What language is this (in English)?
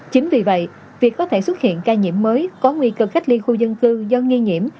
Vietnamese